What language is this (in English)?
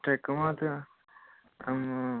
Nepali